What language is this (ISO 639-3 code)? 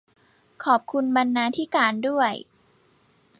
tha